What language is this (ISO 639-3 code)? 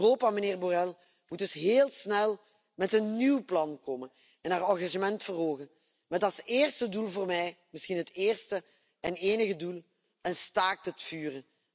nld